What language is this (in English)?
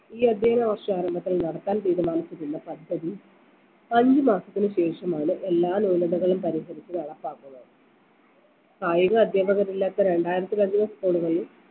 Malayalam